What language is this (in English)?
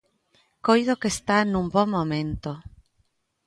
Galician